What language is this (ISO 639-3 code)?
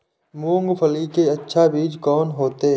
mai